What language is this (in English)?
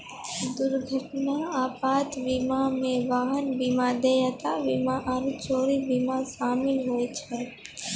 Maithili